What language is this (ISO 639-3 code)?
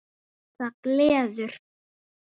isl